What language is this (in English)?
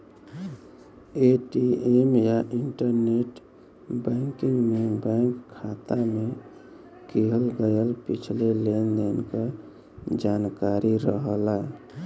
Bhojpuri